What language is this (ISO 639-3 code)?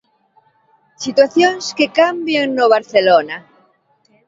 glg